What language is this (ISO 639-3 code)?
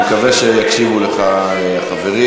heb